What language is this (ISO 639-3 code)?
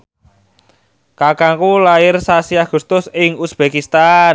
jav